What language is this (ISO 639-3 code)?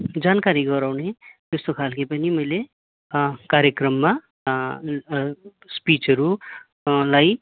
nep